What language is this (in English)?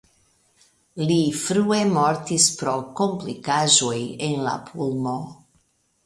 Esperanto